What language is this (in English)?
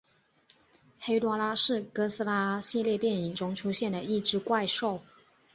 Chinese